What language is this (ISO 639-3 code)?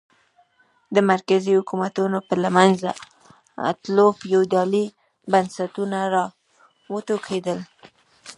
pus